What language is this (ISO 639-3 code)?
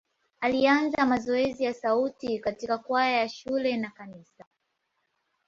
swa